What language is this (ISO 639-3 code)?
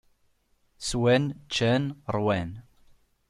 kab